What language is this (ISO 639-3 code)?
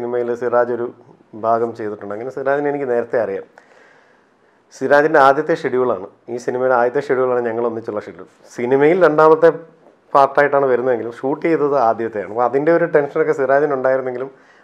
ron